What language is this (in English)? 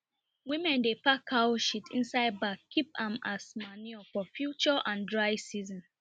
Nigerian Pidgin